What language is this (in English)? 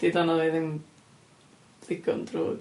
Welsh